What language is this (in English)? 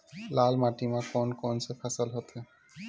Chhattisgarhi